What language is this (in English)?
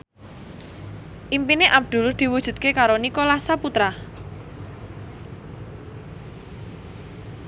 Javanese